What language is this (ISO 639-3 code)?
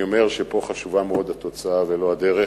heb